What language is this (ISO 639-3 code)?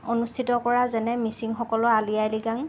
asm